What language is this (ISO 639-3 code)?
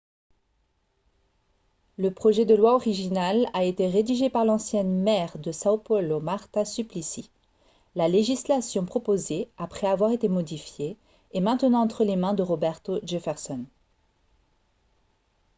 fra